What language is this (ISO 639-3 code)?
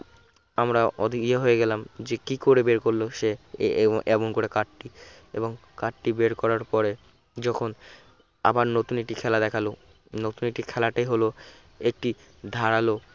ben